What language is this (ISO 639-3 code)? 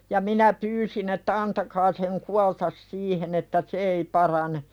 fin